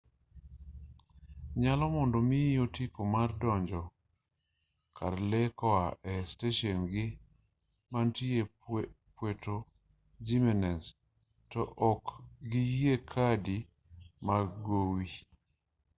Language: Luo (Kenya and Tanzania)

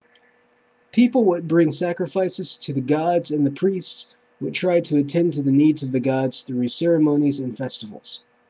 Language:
English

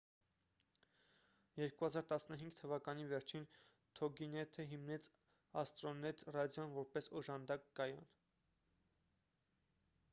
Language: Armenian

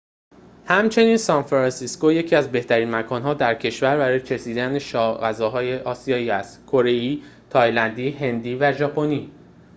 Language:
Persian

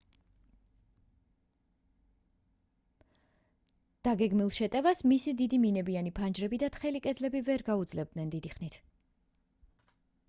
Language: Georgian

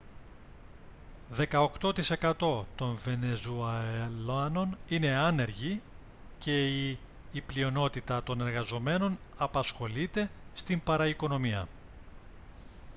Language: Greek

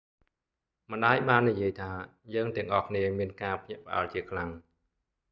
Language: Khmer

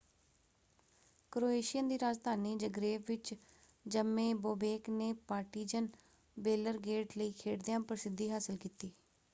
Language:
Punjabi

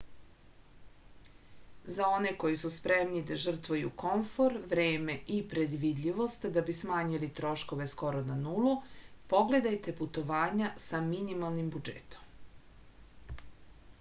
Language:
Serbian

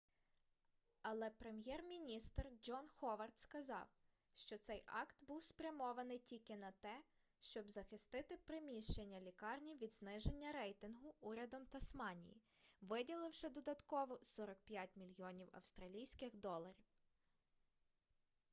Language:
Ukrainian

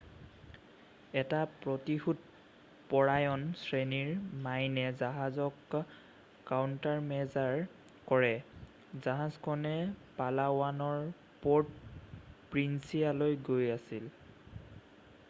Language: Assamese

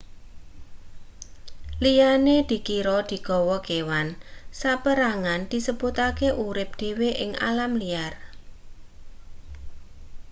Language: Javanese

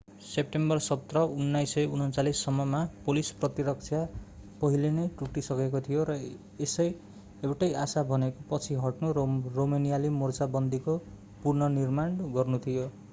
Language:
Nepali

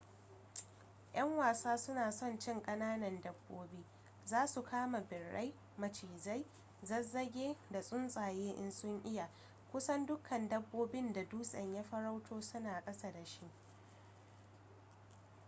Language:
Hausa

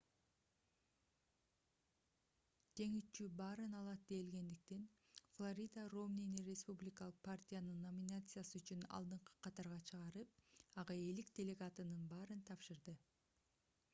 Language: Kyrgyz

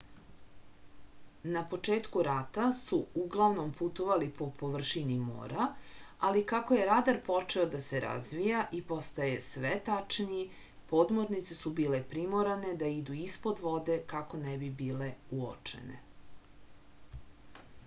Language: Serbian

